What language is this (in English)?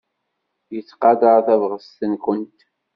Kabyle